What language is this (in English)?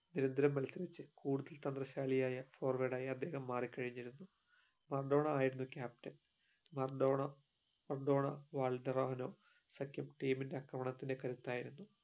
Malayalam